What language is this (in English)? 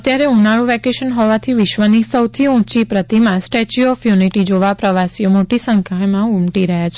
Gujarati